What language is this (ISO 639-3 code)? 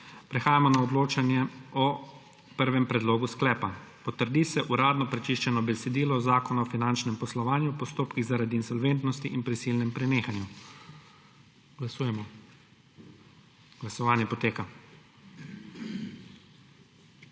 slv